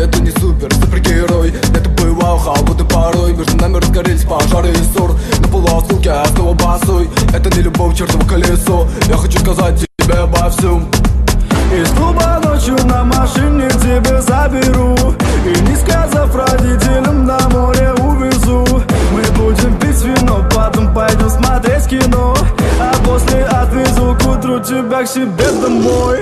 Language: Russian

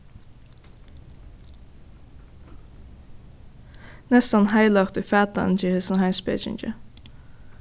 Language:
Faroese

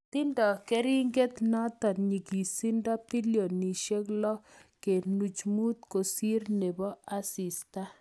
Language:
Kalenjin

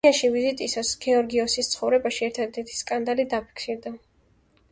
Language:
Georgian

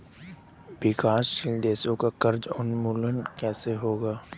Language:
Hindi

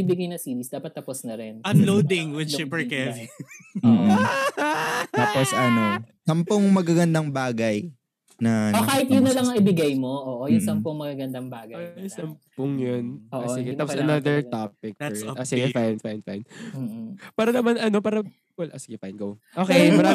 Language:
Filipino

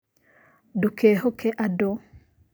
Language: Kikuyu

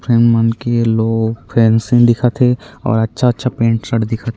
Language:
Chhattisgarhi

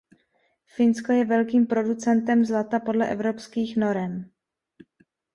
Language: Czech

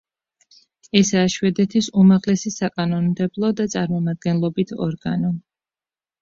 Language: Georgian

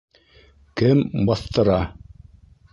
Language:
Bashkir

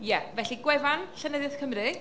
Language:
Welsh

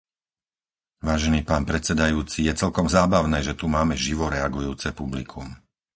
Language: Slovak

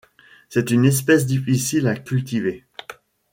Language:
French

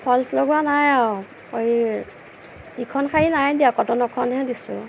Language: Assamese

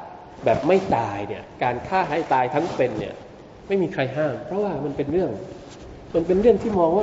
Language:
Thai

